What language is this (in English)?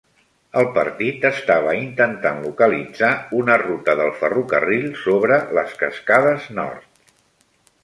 Catalan